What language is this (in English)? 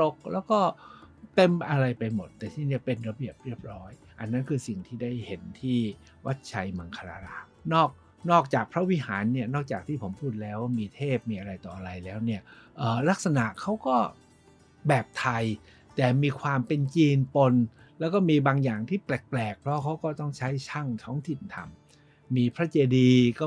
Thai